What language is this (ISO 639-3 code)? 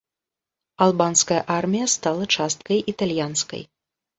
bel